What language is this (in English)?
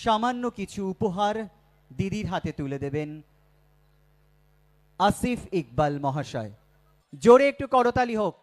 Hindi